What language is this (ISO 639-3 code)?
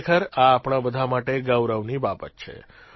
guj